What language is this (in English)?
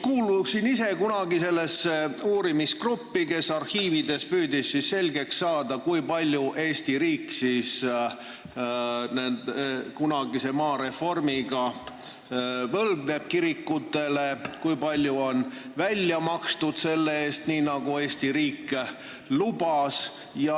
Estonian